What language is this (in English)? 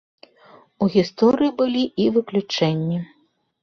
Belarusian